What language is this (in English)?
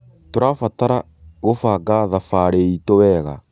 Kikuyu